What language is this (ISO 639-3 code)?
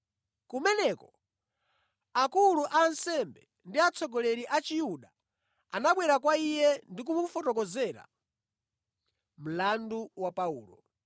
nya